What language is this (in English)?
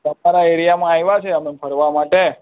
Gujarati